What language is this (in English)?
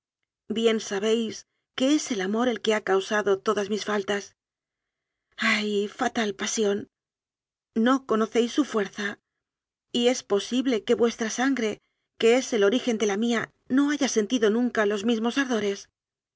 Spanish